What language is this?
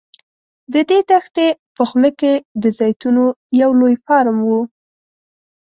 Pashto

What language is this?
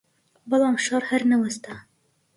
Central Kurdish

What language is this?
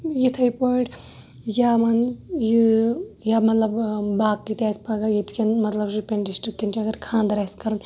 Kashmiri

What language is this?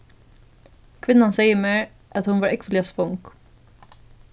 Faroese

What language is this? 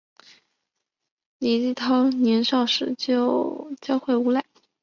Chinese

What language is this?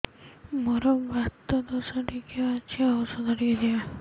Odia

